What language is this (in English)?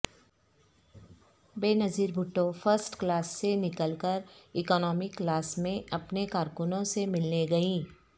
Urdu